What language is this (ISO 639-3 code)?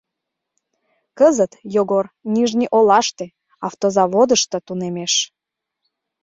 chm